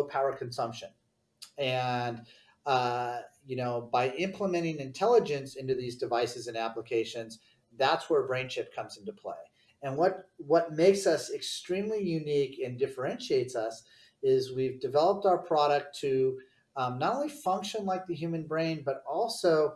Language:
English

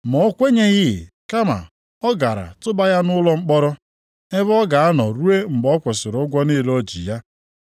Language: Igbo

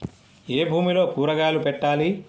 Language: Telugu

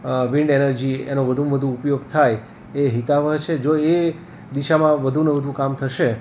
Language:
Gujarati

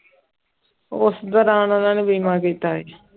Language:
Punjabi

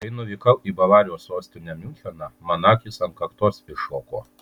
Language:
Lithuanian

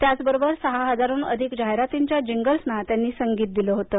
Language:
Marathi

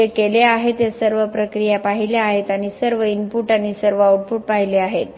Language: Marathi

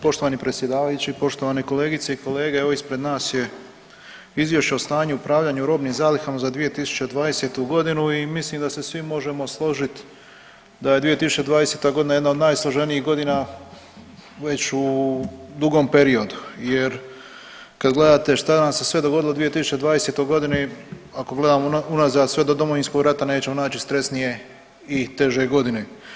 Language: Croatian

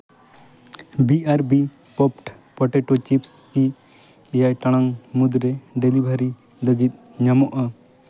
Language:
Santali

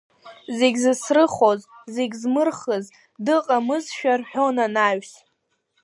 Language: Abkhazian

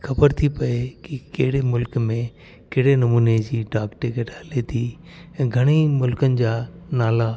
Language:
Sindhi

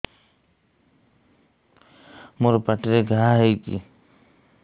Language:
Odia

